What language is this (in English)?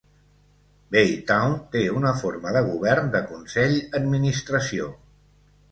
Catalan